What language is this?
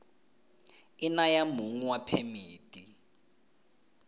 Tswana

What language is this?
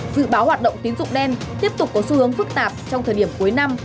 Vietnamese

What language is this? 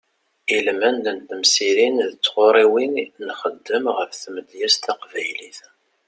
Kabyle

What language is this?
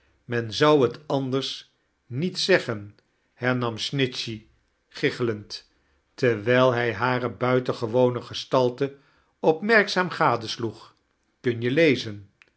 Dutch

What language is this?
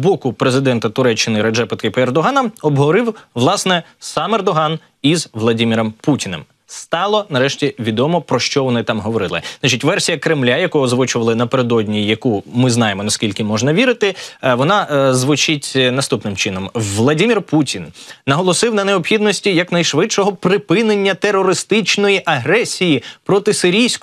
Ukrainian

